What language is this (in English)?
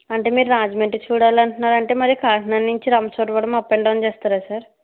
Telugu